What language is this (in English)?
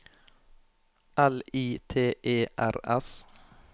Norwegian